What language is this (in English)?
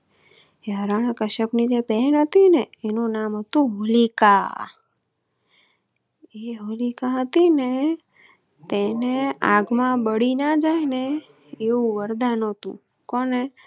Gujarati